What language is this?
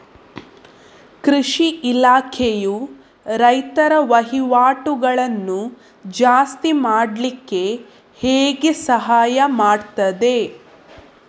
Kannada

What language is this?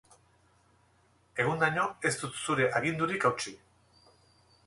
Basque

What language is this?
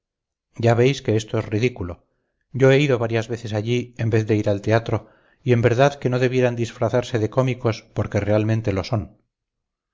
Spanish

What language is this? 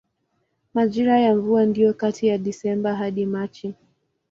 Swahili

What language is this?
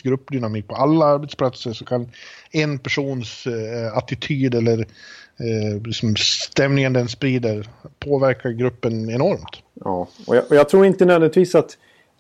Swedish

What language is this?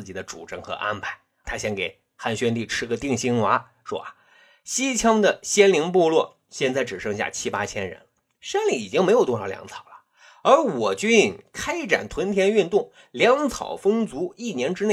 Chinese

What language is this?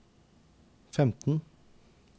Norwegian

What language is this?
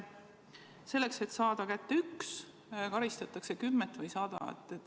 Estonian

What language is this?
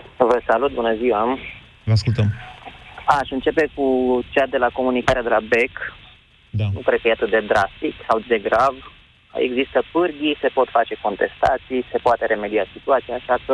Romanian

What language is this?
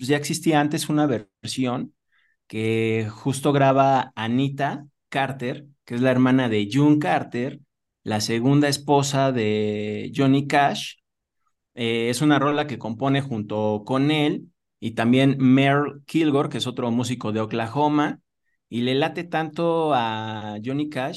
Spanish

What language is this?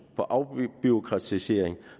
Danish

